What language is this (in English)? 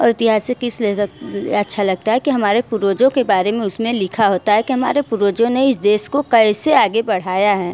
Hindi